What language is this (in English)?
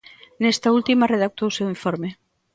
Galician